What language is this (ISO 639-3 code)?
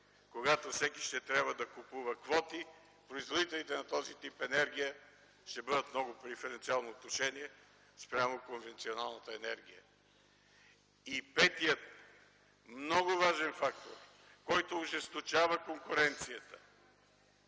bul